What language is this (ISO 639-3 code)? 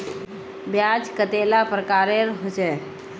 mag